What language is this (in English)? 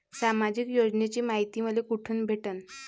Marathi